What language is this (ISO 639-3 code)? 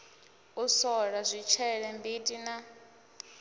ven